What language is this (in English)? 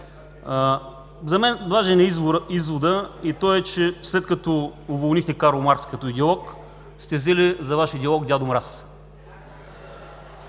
Bulgarian